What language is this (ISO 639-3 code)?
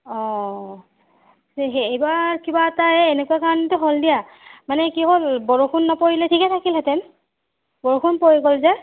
asm